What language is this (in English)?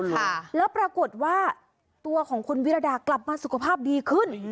Thai